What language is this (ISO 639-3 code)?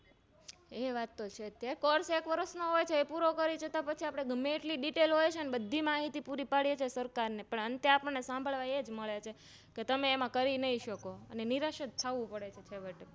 guj